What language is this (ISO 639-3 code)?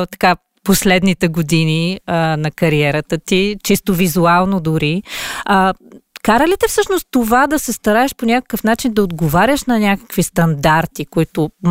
bul